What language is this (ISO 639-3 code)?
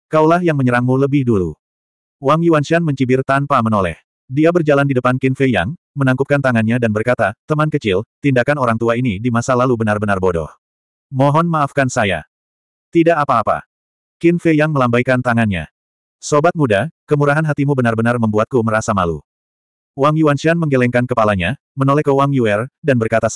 ind